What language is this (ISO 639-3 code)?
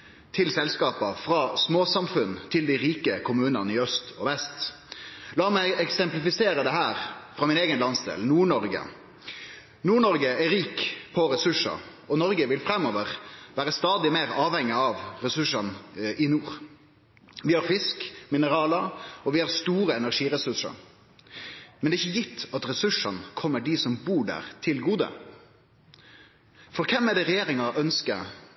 nno